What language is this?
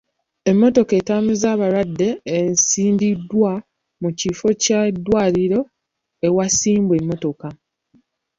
Ganda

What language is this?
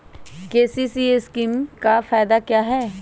Magahi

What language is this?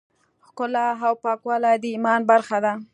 Pashto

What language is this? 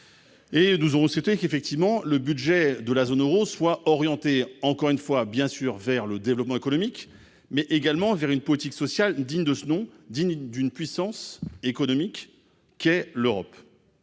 French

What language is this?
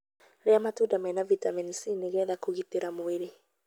Kikuyu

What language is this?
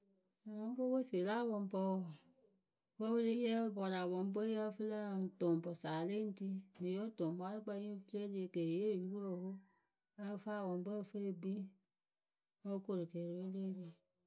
Akebu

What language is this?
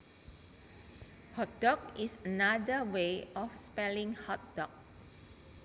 Javanese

